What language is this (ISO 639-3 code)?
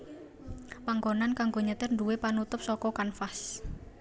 jav